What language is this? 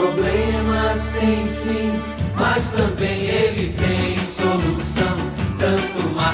Portuguese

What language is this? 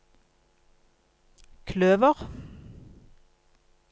Norwegian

